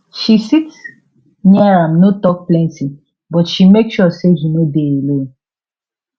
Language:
Nigerian Pidgin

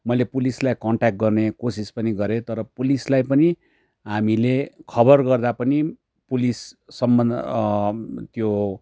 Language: Nepali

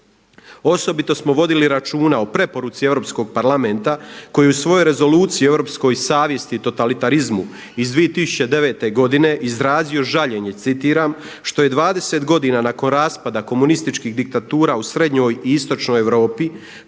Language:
Croatian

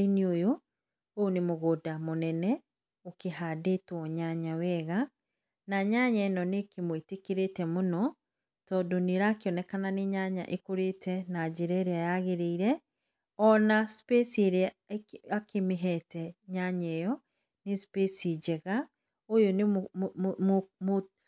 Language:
Kikuyu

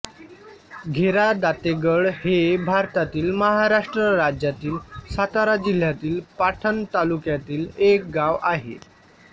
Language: Marathi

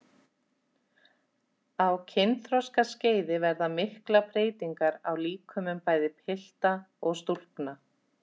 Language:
Icelandic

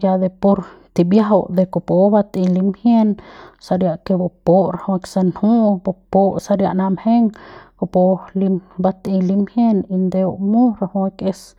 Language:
Central Pame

